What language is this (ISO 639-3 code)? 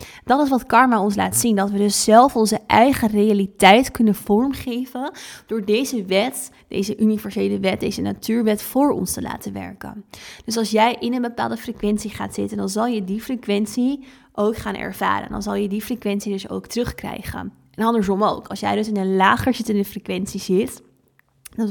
nld